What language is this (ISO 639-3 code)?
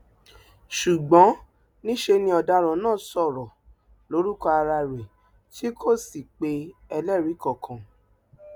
yor